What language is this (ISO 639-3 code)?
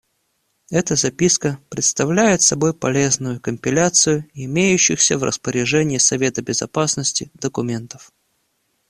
rus